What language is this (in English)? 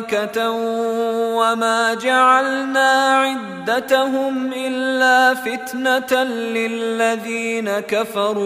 Arabic